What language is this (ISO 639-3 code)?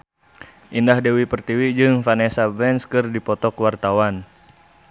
sun